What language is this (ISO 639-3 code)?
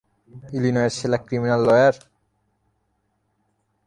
ben